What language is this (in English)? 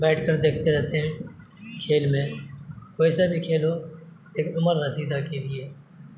Urdu